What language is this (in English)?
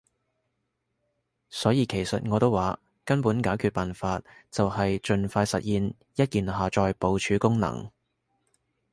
Cantonese